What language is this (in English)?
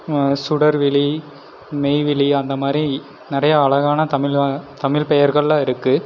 Tamil